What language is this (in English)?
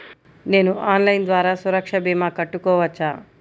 Telugu